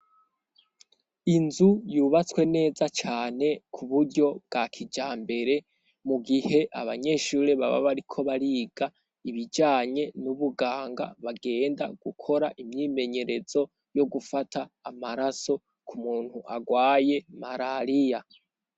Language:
Rundi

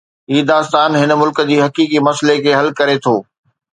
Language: Sindhi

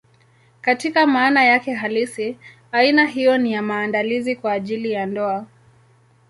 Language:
Swahili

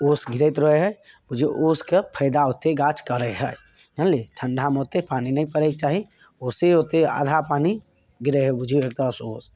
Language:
Maithili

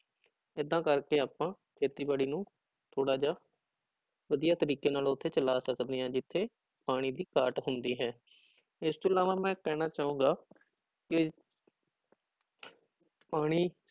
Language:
Punjabi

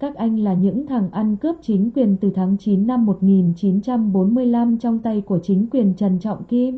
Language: Vietnamese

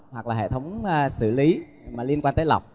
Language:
Vietnamese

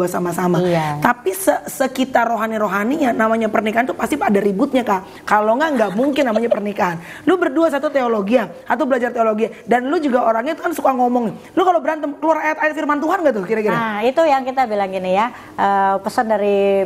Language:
Indonesian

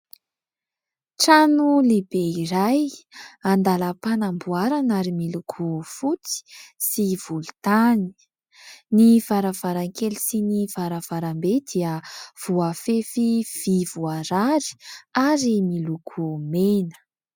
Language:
Malagasy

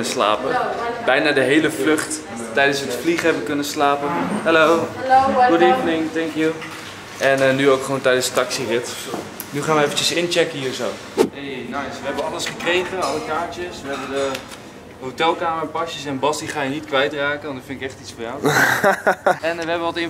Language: Dutch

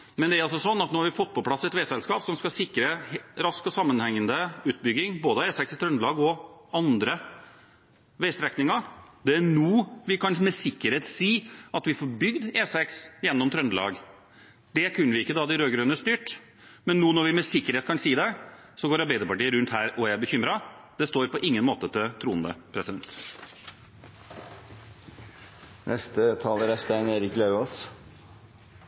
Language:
Norwegian Bokmål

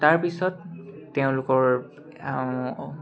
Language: Assamese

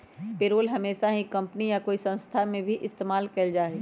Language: Magahi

